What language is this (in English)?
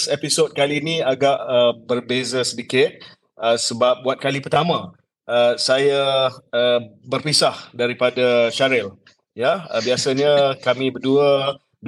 Malay